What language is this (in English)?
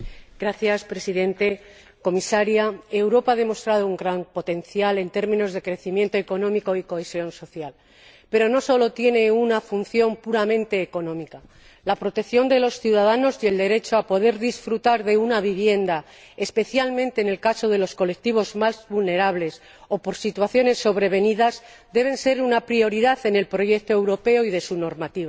Spanish